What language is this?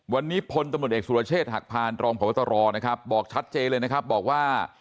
Thai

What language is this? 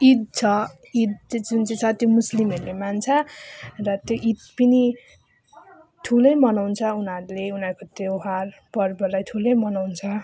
Nepali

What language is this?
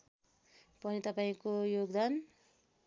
Nepali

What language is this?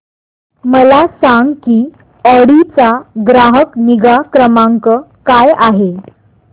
Marathi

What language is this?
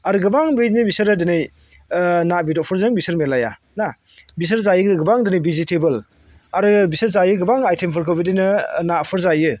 Bodo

